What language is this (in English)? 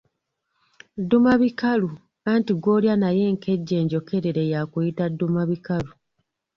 Ganda